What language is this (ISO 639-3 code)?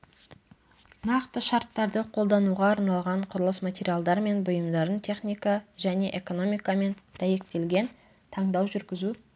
kaz